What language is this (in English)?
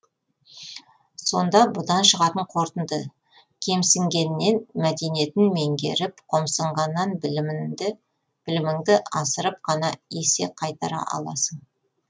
Kazakh